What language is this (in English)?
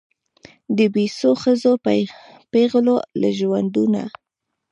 Pashto